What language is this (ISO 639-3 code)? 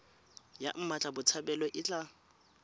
tsn